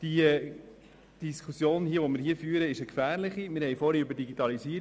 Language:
Swiss German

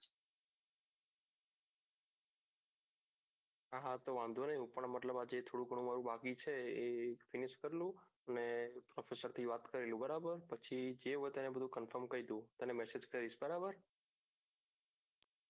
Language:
Gujarati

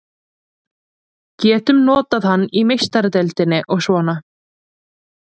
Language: Icelandic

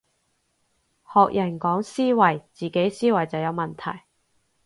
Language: Cantonese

